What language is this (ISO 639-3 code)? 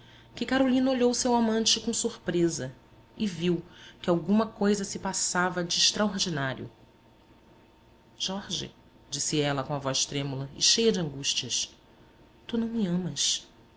por